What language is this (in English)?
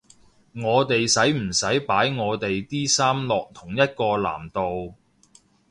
Cantonese